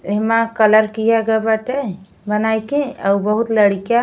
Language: Bhojpuri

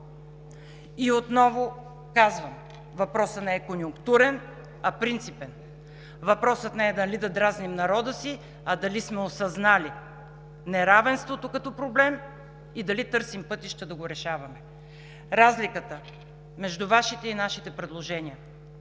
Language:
Bulgarian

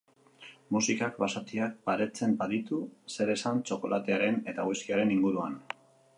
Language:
Basque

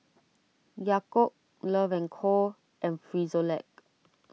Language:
English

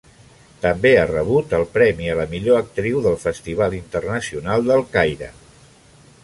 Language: Catalan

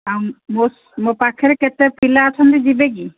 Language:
Odia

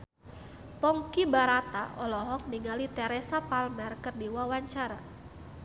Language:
Sundanese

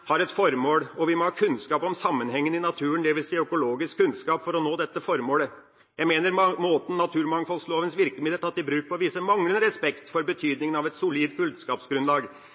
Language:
Norwegian Bokmål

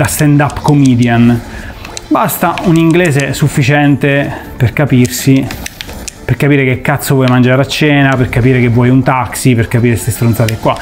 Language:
Italian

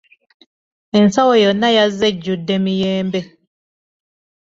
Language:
Ganda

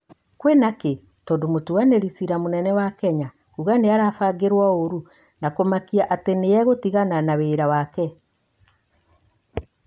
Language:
Kikuyu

